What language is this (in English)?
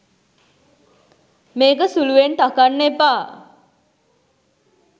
Sinhala